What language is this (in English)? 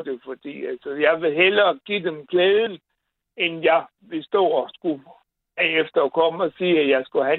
Danish